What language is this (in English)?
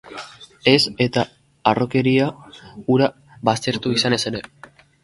Basque